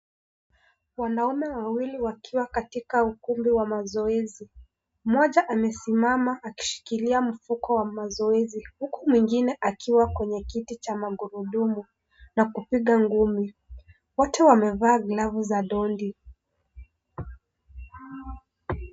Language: Swahili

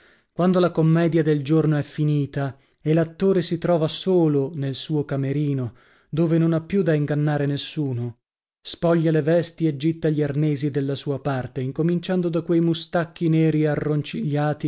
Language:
Italian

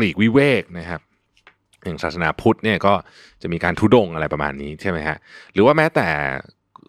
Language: Thai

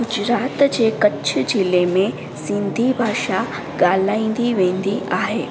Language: Sindhi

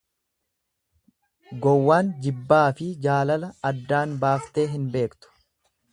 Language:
Oromo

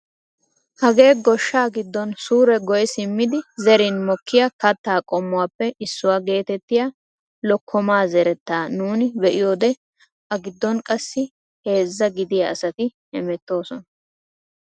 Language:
Wolaytta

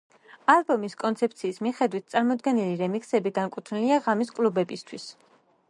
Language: Georgian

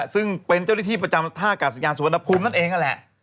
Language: Thai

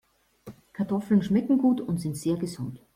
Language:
German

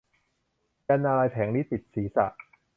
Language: Thai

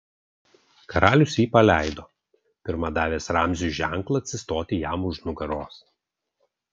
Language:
Lithuanian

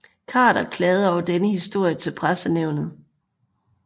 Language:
Danish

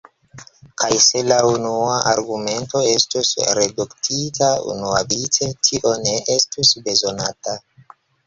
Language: Esperanto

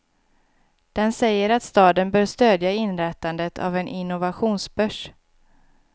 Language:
Swedish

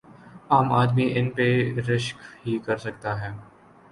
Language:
Urdu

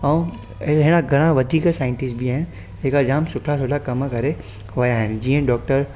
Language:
Sindhi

